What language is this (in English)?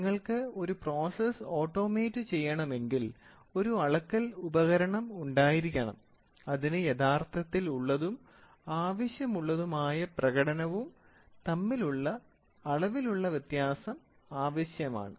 Malayalam